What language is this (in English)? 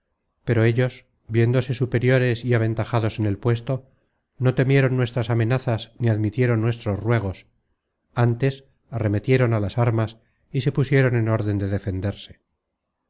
Spanish